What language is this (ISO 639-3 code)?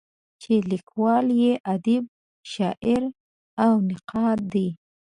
pus